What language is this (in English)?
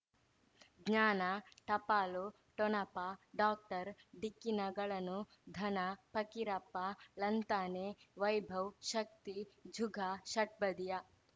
Kannada